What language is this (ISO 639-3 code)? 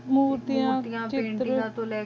pan